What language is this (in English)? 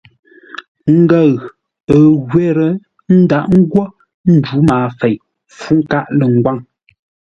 Ngombale